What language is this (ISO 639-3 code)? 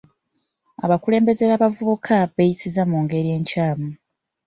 lug